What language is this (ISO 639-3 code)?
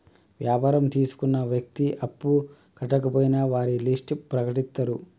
tel